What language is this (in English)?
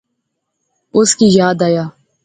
Pahari-Potwari